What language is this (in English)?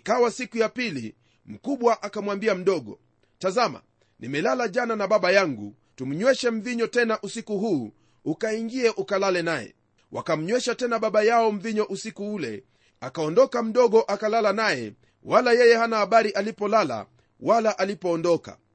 Swahili